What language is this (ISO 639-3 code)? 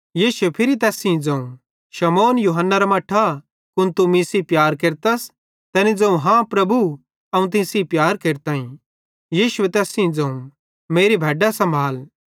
bhd